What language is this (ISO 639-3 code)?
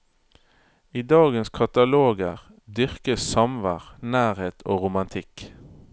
nor